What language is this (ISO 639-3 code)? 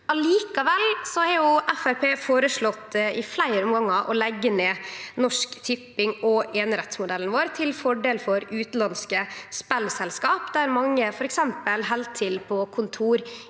nor